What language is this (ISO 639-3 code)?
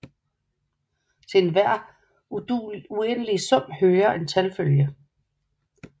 dan